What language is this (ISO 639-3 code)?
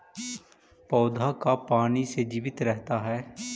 mag